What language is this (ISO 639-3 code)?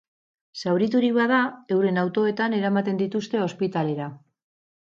eus